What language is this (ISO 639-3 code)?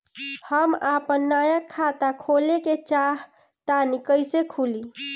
bho